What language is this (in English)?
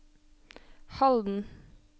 Norwegian